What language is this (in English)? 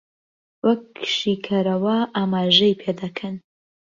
Central Kurdish